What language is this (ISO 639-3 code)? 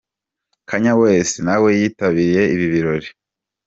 kin